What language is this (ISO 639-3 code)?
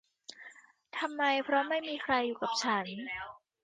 tha